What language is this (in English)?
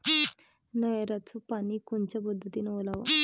Marathi